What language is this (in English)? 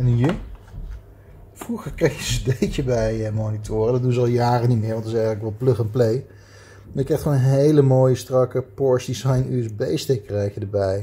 Dutch